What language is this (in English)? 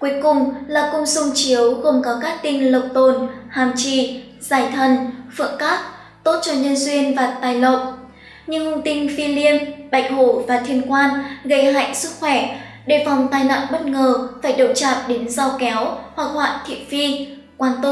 Vietnamese